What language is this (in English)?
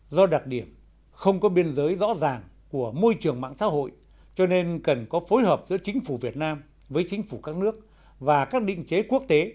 Vietnamese